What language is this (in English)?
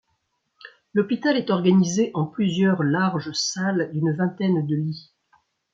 French